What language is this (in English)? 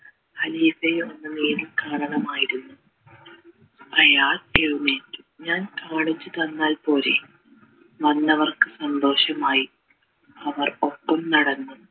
Malayalam